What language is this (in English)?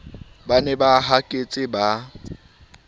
Southern Sotho